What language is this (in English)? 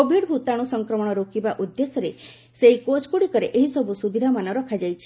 Odia